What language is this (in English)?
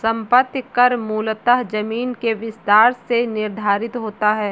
Hindi